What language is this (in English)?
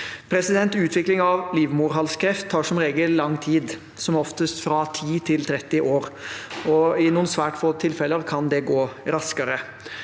Norwegian